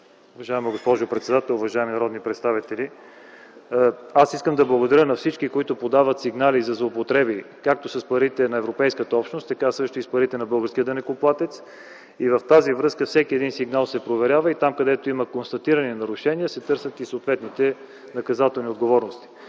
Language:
Bulgarian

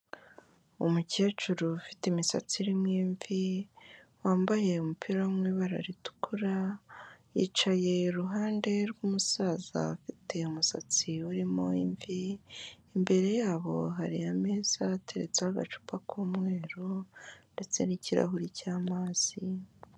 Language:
Kinyarwanda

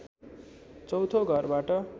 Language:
Nepali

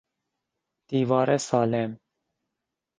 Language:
Persian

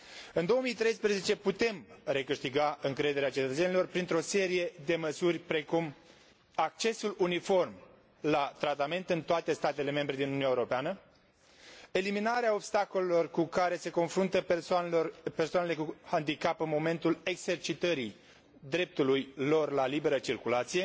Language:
Romanian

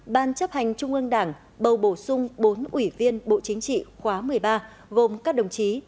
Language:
Vietnamese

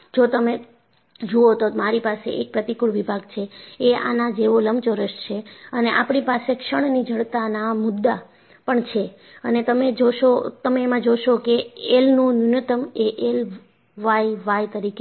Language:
Gujarati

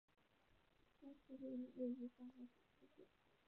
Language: Chinese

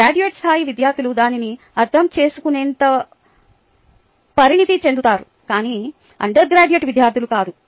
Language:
Telugu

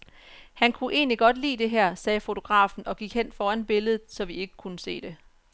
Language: Danish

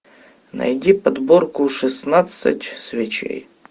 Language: Russian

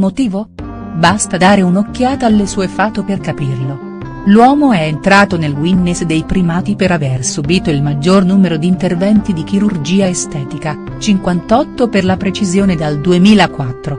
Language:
Italian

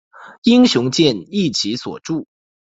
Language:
Chinese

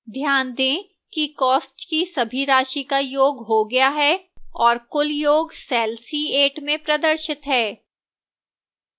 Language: Hindi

